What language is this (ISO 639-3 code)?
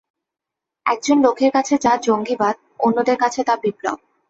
ben